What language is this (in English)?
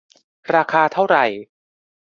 Thai